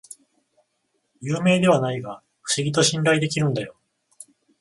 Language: Japanese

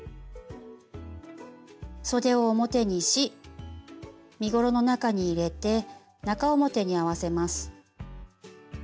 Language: Japanese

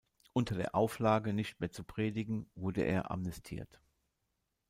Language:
German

